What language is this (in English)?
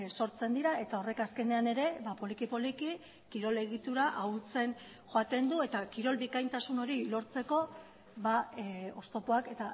Basque